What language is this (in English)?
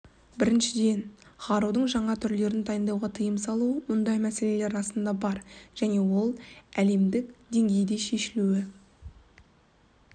Kazakh